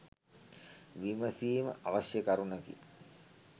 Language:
Sinhala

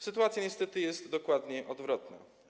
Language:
Polish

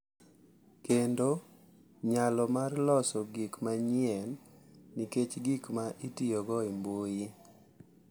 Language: Luo (Kenya and Tanzania)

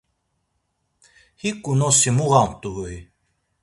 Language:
Laz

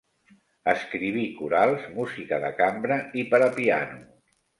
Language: Catalan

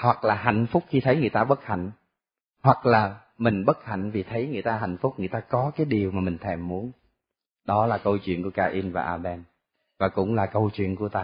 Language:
Vietnamese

